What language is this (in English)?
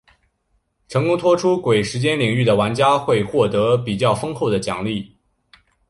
Chinese